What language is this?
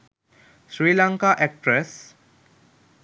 Sinhala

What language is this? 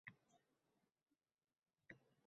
Uzbek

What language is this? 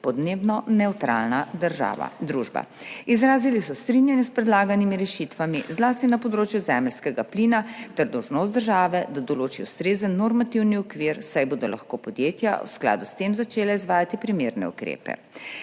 Slovenian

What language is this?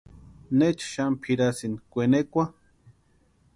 Western Highland Purepecha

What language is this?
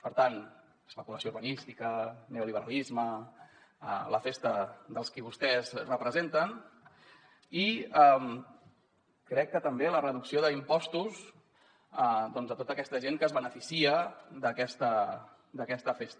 Catalan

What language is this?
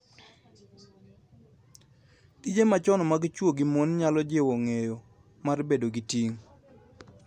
Luo (Kenya and Tanzania)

